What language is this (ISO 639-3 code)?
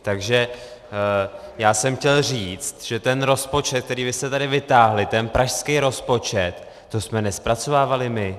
ces